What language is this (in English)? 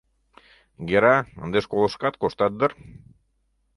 Mari